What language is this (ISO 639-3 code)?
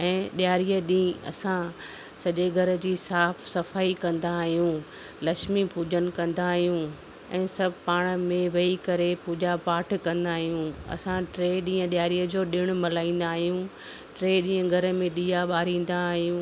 snd